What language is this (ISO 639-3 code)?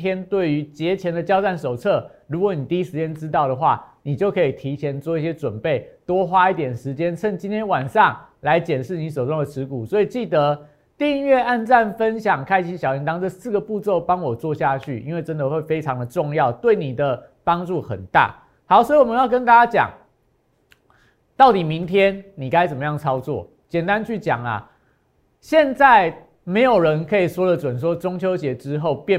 zho